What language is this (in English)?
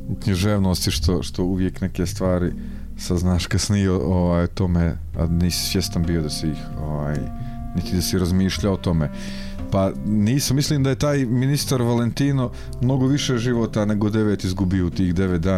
Croatian